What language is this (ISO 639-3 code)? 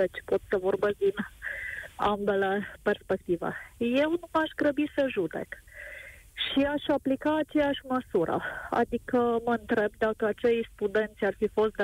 ron